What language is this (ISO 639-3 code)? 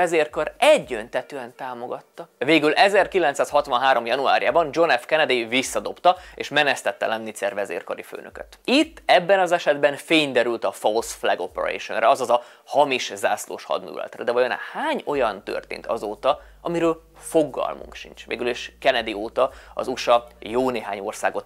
hun